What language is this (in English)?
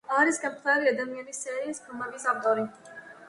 Georgian